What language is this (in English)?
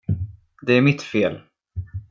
Swedish